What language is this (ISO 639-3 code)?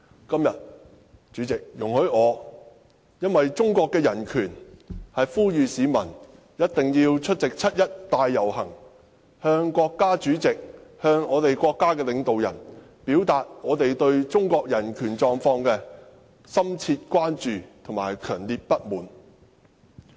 yue